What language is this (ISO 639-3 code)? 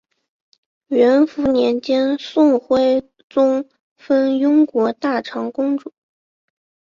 zho